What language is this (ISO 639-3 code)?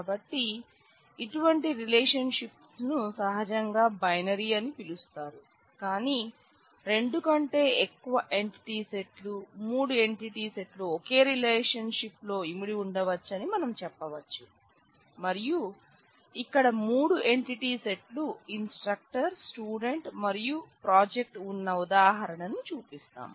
tel